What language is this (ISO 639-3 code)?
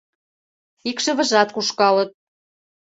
chm